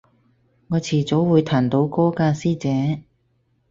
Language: Cantonese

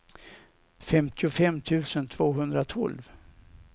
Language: Swedish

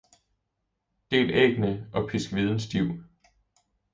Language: Danish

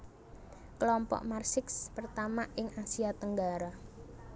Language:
Javanese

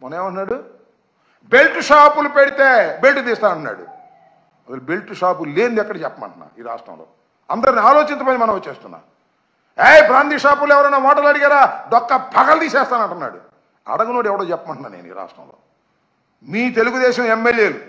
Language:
Telugu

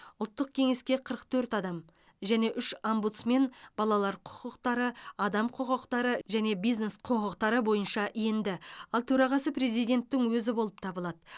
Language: Kazakh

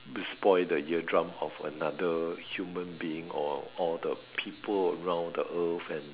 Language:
English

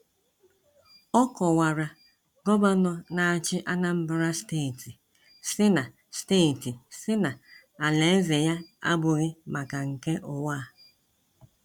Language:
Igbo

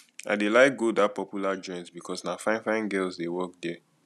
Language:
Nigerian Pidgin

